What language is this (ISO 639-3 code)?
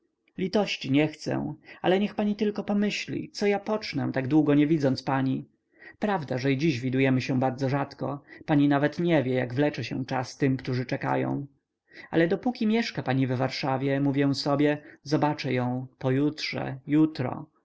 pol